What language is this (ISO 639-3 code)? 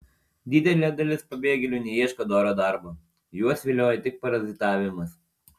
lit